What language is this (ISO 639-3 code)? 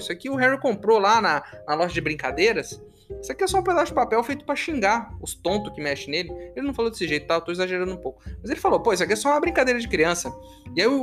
por